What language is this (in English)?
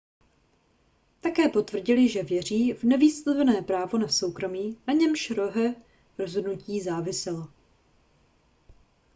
Czech